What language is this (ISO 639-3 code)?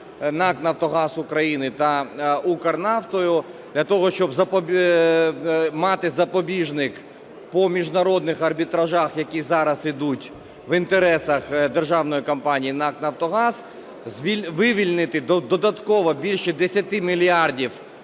ukr